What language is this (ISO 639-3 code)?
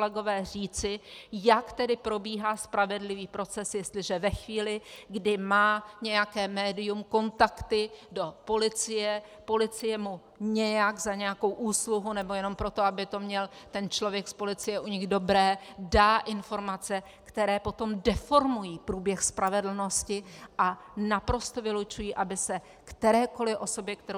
ces